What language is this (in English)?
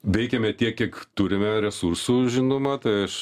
Lithuanian